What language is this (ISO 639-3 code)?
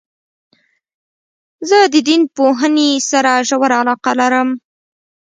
pus